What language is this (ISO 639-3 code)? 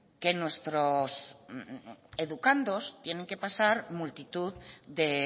spa